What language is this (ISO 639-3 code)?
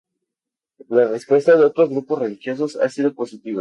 spa